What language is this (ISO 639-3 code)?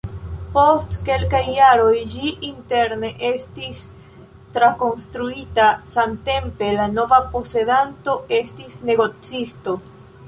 epo